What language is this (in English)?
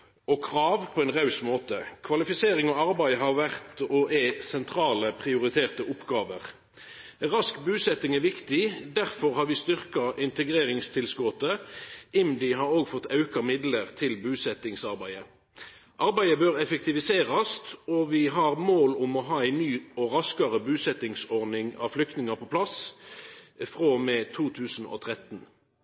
Norwegian Nynorsk